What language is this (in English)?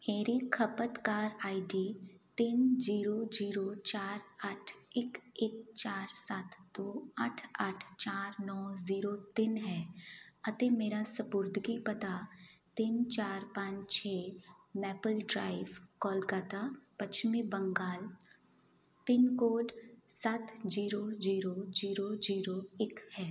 Punjabi